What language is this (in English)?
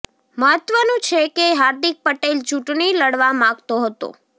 Gujarati